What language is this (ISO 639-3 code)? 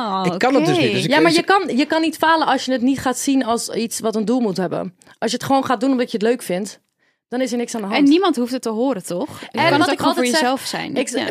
nld